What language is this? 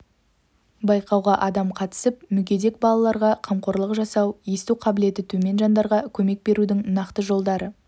Kazakh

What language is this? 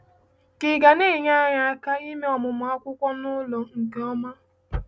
Igbo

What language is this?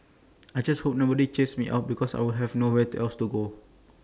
English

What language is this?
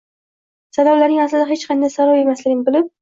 Uzbek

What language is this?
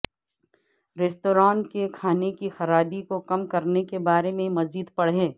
Urdu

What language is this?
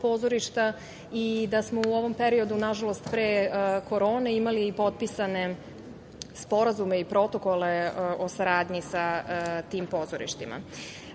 Serbian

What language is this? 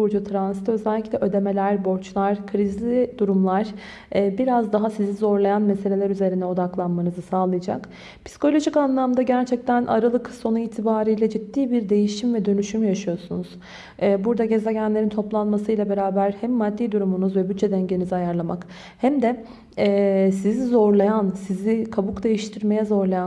Turkish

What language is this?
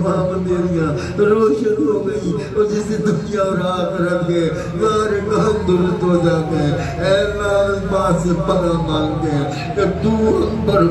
Arabic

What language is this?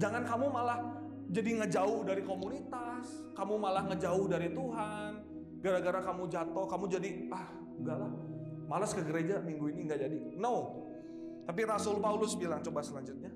Indonesian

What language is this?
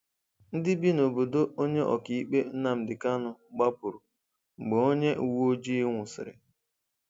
Igbo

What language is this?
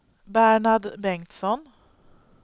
Swedish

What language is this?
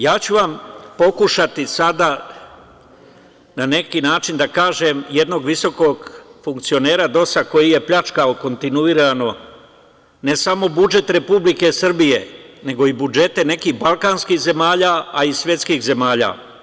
Serbian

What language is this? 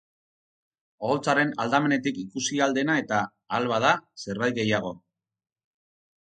Basque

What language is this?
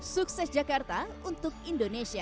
Indonesian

